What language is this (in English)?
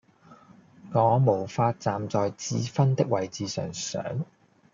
Cantonese